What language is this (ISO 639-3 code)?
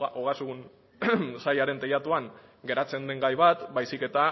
eus